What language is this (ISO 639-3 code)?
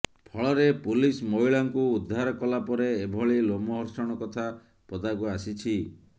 ori